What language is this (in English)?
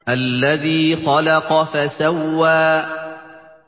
Arabic